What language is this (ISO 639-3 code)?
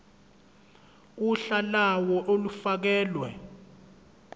zul